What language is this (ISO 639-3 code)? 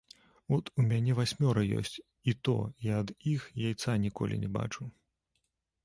bel